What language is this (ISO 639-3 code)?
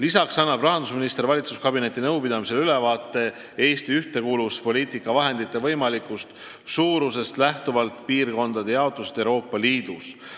est